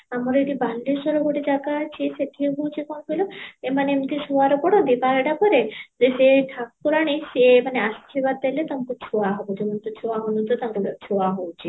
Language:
Odia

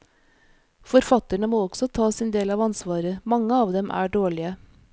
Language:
Norwegian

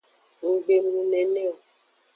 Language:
Aja (Benin)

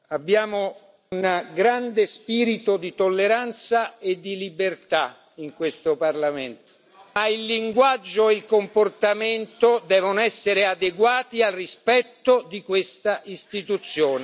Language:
Italian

